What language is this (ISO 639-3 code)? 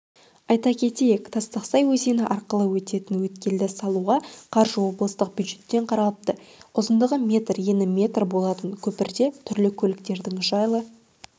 kaz